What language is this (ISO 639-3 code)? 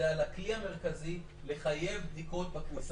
heb